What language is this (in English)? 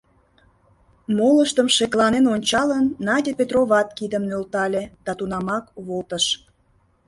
Mari